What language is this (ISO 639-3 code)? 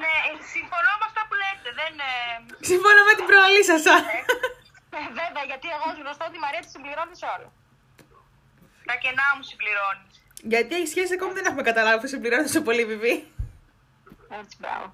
ell